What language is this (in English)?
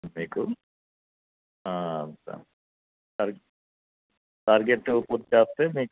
Telugu